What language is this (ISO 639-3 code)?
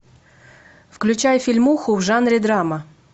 rus